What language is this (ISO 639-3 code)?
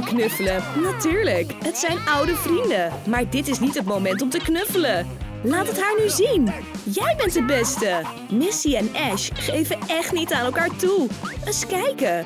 nld